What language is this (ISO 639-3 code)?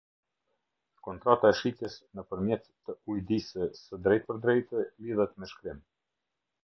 sqi